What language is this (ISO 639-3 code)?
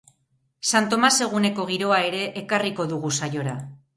eus